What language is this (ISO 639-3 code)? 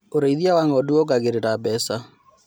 kik